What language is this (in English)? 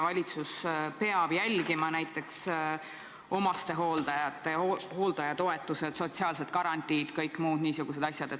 Estonian